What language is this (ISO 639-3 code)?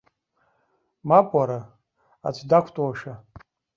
abk